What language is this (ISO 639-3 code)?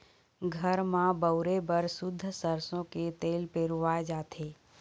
hne